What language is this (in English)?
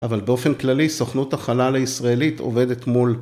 Hebrew